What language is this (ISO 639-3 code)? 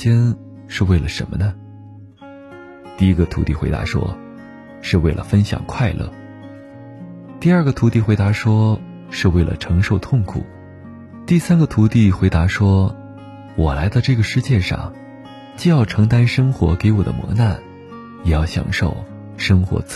zho